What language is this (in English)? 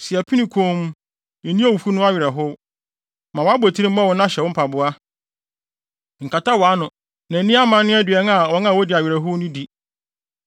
Akan